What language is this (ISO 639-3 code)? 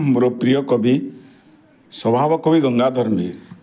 ori